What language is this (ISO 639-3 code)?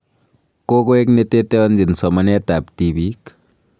kln